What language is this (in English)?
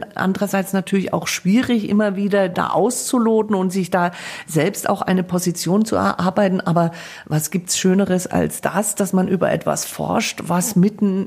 German